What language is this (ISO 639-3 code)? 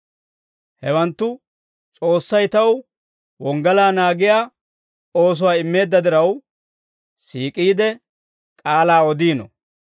dwr